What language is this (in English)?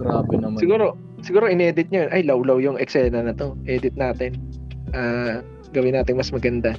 Filipino